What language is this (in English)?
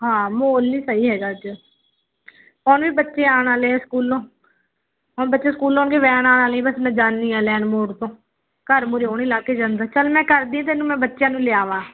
Punjabi